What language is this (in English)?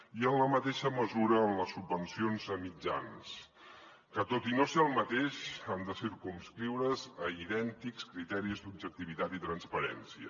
Catalan